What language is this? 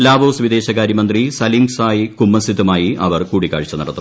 Malayalam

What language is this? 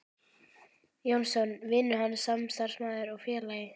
Icelandic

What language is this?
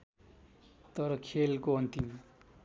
Nepali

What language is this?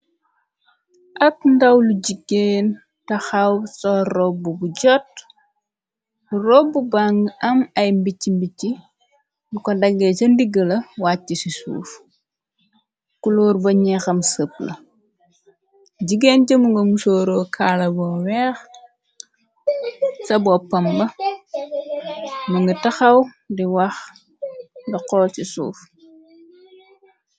Wolof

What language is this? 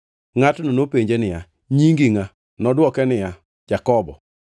Luo (Kenya and Tanzania)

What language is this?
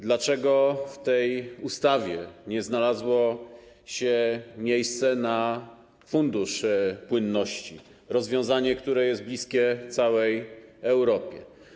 Polish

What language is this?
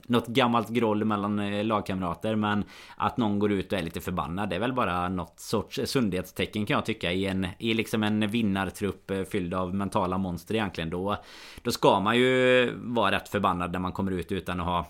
Swedish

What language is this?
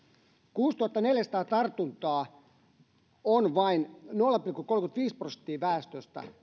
Finnish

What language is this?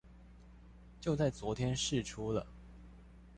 Chinese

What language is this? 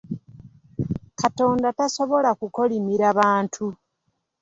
Ganda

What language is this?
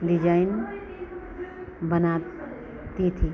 Hindi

